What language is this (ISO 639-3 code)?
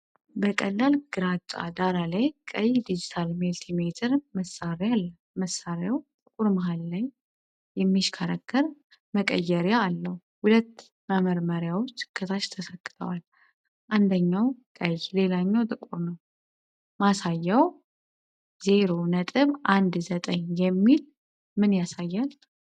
amh